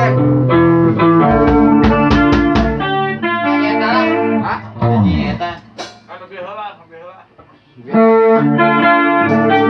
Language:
Indonesian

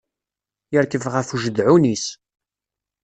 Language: Kabyle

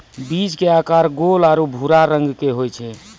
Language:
Maithili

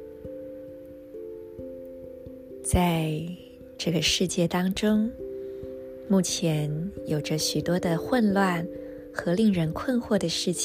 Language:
Chinese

